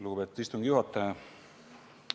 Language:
Estonian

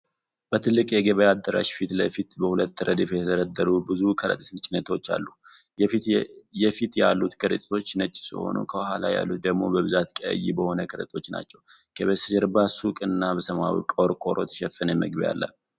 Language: Amharic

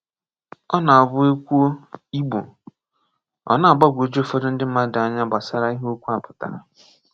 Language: Igbo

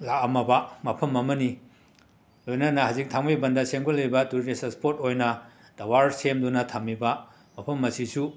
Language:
Manipuri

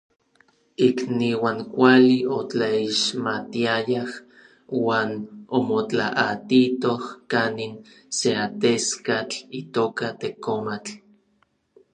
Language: Orizaba Nahuatl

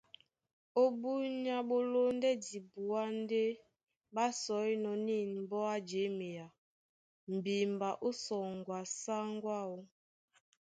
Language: Duala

